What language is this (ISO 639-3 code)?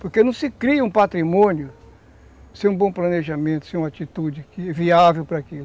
por